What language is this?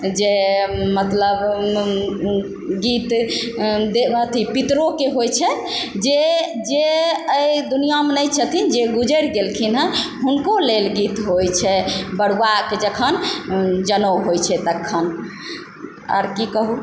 Maithili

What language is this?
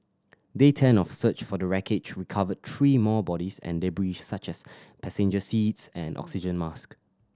English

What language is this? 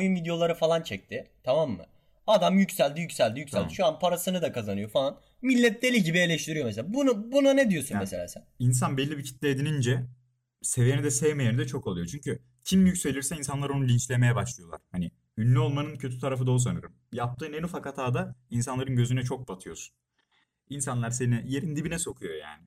Turkish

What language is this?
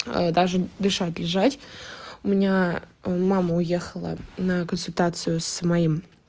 Russian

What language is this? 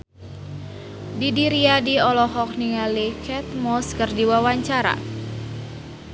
Sundanese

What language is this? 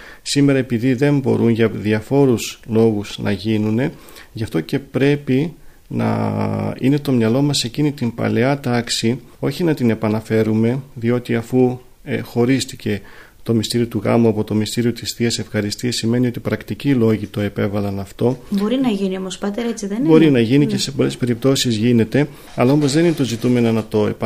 Greek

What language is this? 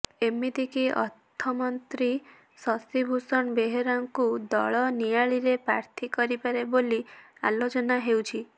Odia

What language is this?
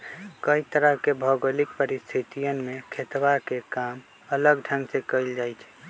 Magahi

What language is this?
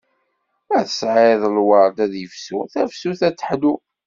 Kabyle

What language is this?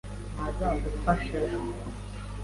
Kinyarwanda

